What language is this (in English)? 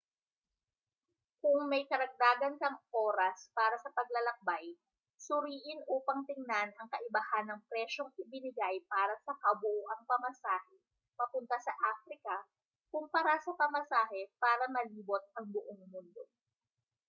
Filipino